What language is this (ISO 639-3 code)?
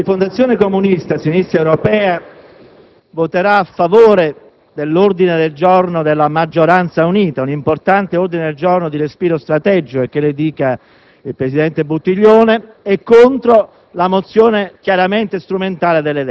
ita